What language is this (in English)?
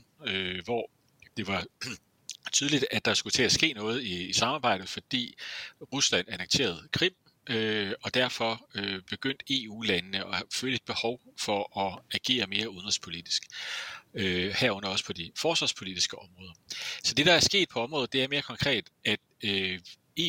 Danish